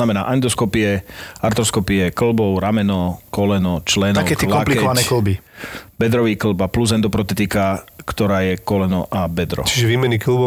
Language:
Slovak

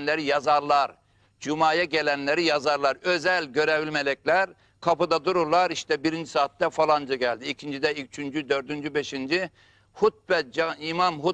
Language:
Turkish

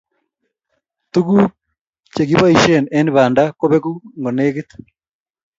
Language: Kalenjin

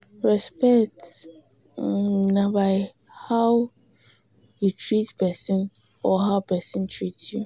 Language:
Nigerian Pidgin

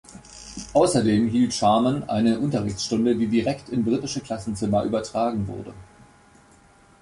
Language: German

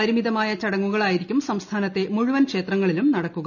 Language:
Malayalam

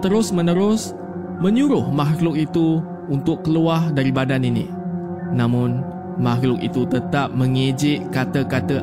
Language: Malay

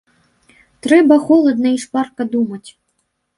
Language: Belarusian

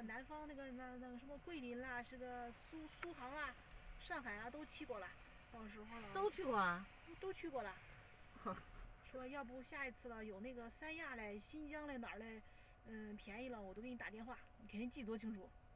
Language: Chinese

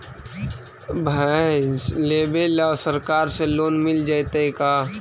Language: Magahi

